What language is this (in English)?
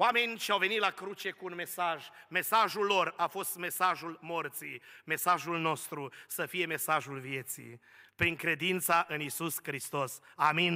Romanian